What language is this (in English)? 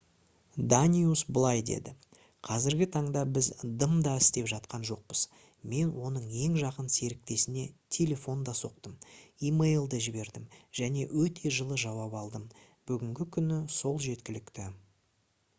Kazakh